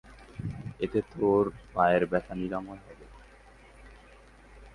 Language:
Bangla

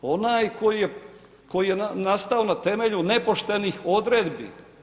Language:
Croatian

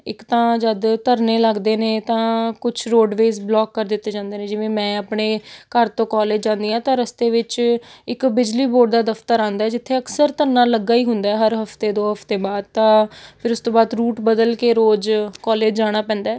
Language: Punjabi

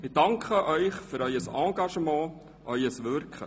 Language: Swiss German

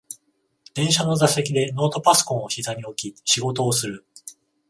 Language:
Japanese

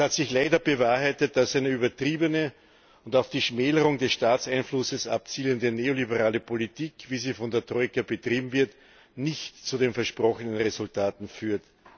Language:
German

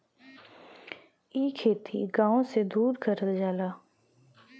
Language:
Bhojpuri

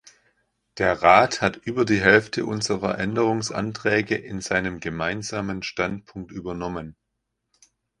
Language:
German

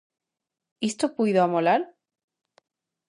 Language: Galician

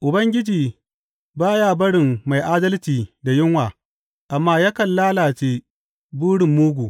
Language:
Hausa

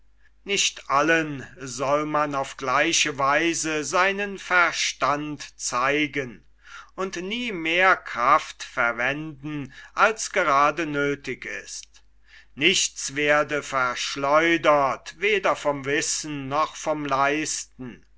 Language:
German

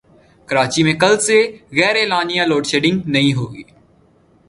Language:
Urdu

